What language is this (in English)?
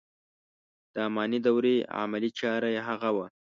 Pashto